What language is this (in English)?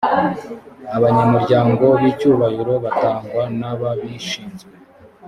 Kinyarwanda